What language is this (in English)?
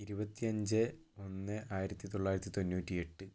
Malayalam